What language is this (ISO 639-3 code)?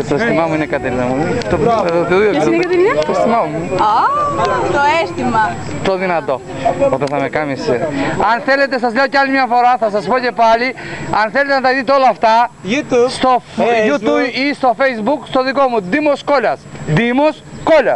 ell